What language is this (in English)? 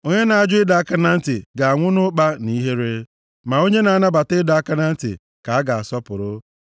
Igbo